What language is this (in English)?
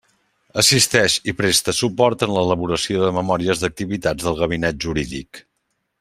Catalan